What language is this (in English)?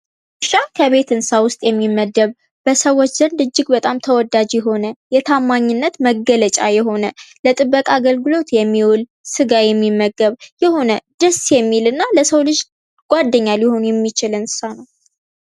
Amharic